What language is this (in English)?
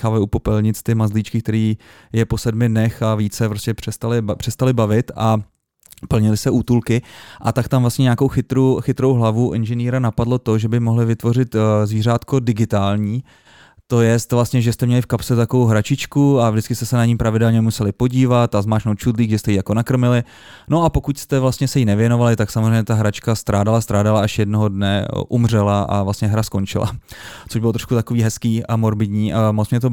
Czech